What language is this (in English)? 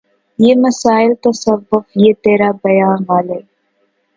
Urdu